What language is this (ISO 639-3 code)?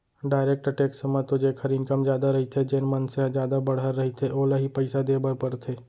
hne